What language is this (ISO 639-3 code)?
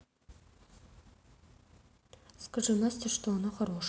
rus